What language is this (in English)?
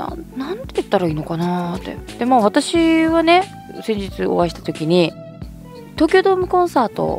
Japanese